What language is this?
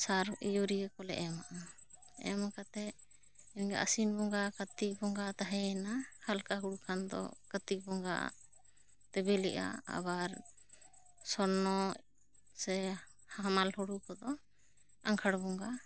Santali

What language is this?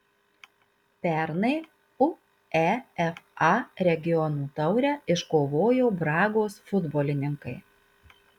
Lithuanian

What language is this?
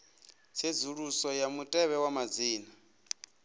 Venda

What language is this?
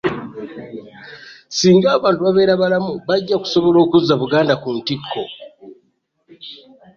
Ganda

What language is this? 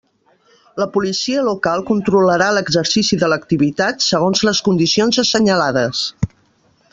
Catalan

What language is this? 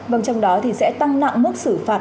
Vietnamese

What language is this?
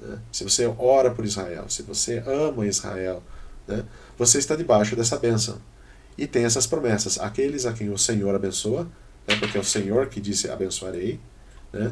Portuguese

